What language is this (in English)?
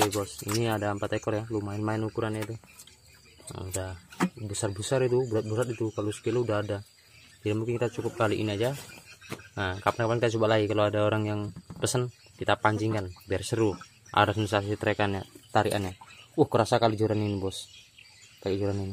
Indonesian